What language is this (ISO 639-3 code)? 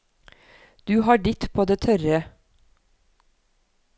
nor